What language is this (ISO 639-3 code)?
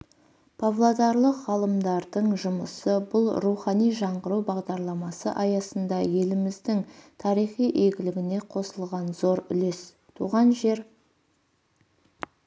kaz